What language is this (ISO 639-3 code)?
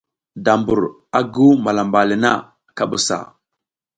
giz